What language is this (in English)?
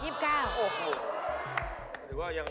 Thai